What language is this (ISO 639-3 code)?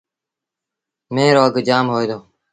sbn